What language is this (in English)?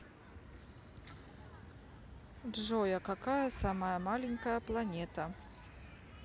Russian